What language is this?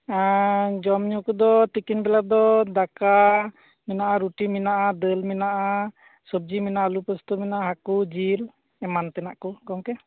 Santali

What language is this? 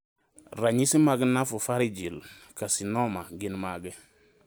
Luo (Kenya and Tanzania)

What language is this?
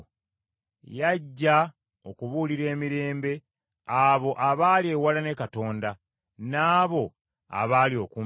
Ganda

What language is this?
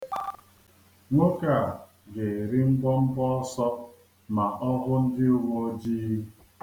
Igbo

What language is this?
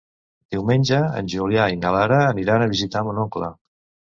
Catalan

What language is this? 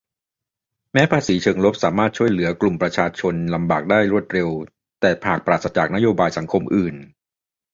Thai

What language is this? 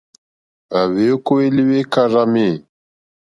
Mokpwe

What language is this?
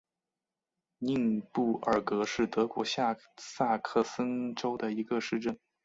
Chinese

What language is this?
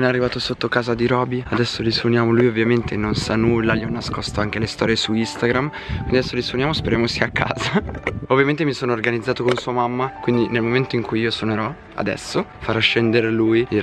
Italian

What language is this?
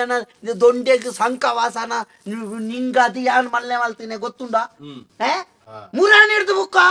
Arabic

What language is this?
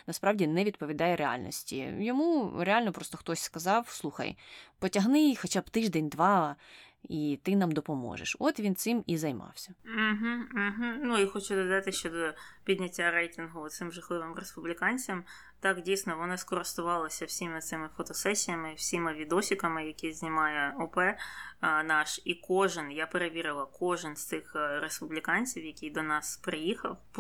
Ukrainian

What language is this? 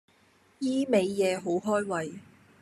Cantonese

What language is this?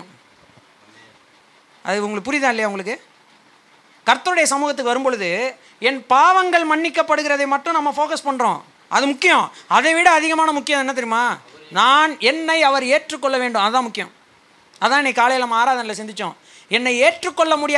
Tamil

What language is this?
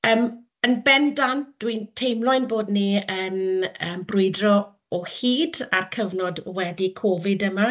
Welsh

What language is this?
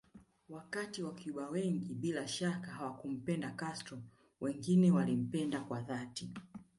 Swahili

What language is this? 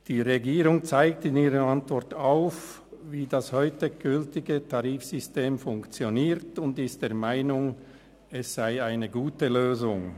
Swiss German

